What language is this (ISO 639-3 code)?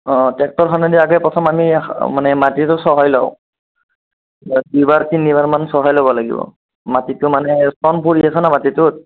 asm